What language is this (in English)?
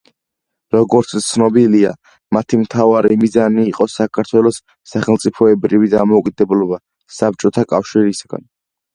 Georgian